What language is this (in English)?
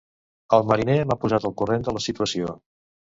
Catalan